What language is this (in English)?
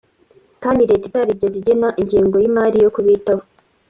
Kinyarwanda